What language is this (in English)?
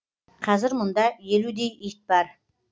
Kazakh